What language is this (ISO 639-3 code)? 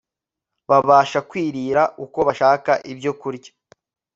kin